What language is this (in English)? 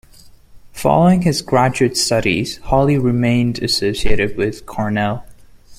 English